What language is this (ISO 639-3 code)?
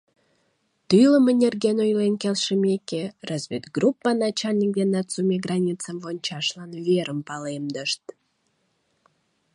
chm